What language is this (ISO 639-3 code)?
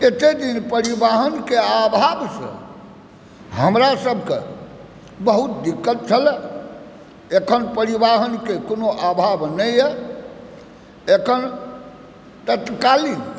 mai